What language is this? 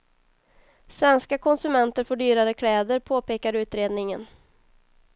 Swedish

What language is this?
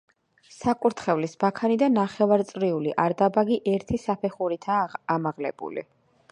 Georgian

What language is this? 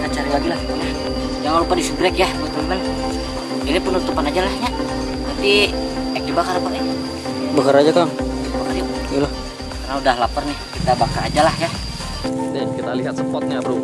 Indonesian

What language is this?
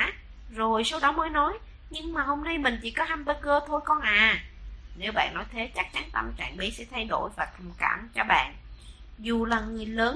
Vietnamese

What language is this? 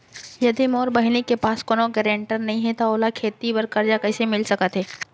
Chhattisgarhi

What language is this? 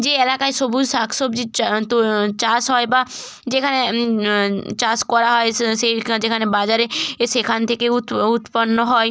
Bangla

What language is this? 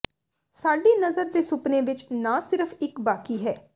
Punjabi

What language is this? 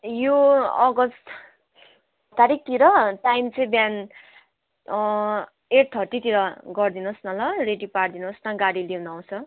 Nepali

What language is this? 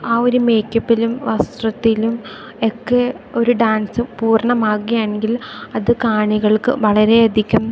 Malayalam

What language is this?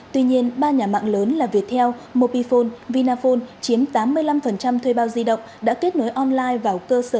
Vietnamese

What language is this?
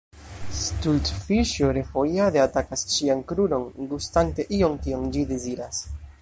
Esperanto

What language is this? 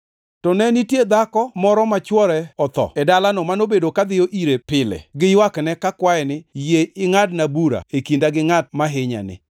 Luo (Kenya and Tanzania)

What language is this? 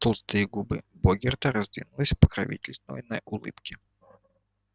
Russian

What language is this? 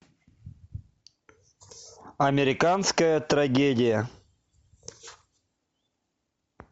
Russian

